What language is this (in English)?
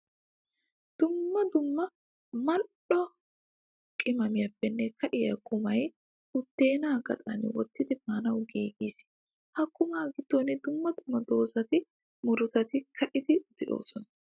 Wolaytta